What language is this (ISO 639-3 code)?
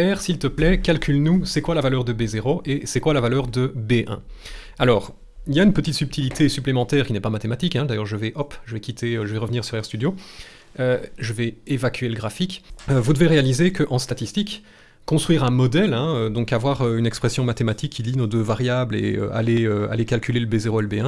fra